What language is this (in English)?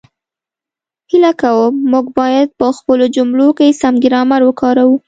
Pashto